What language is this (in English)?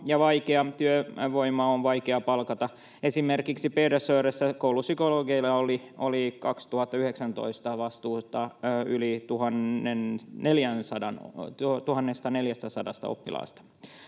Finnish